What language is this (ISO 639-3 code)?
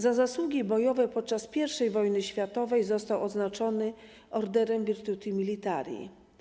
pol